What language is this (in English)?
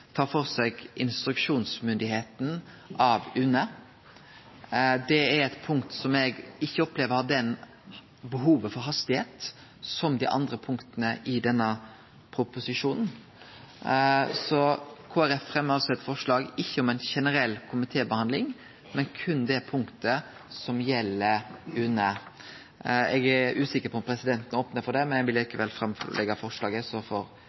Norwegian Nynorsk